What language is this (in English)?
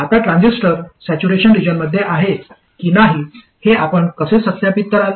Marathi